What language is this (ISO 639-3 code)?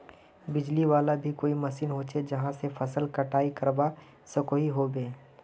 mag